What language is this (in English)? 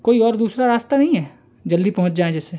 Hindi